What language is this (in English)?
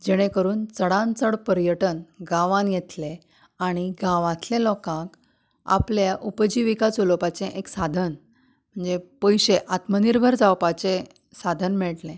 Konkani